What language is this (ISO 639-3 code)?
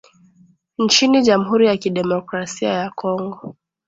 swa